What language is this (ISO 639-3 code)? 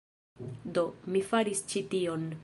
epo